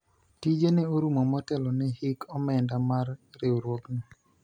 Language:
Luo (Kenya and Tanzania)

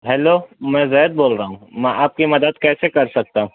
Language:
Urdu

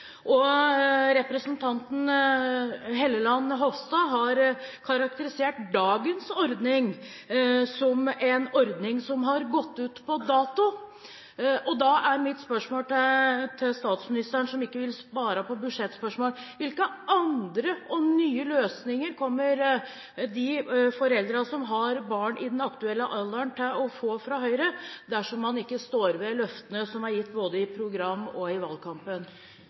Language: Norwegian Bokmål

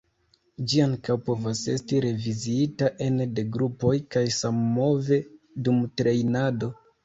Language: Esperanto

